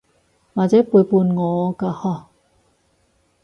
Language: Cantonese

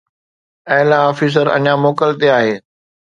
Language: Sindhi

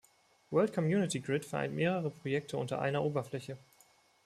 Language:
German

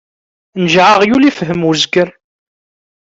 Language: Kabyle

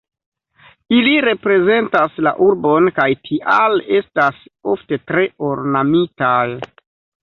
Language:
Esperanto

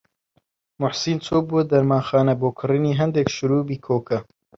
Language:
Central Kurdish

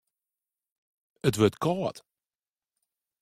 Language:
Western Frisian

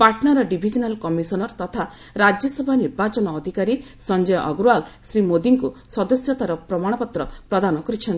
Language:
Odia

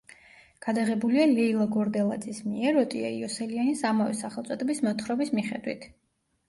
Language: Georgian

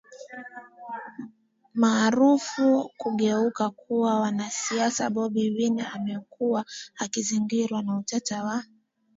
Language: Swahili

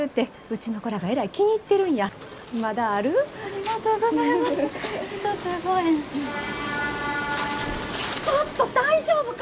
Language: Japanese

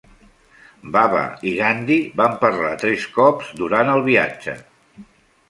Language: Catalan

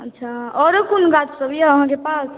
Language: Maithili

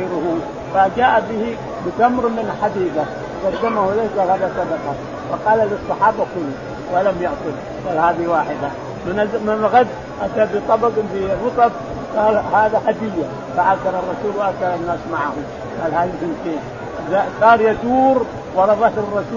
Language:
Arabic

